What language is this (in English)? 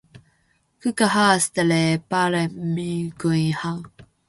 Finnish